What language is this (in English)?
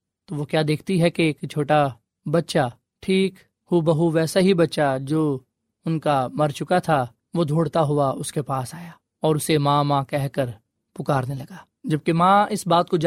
Urdu